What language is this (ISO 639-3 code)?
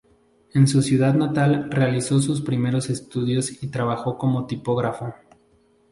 spa